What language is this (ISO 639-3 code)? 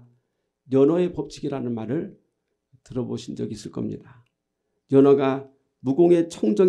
kor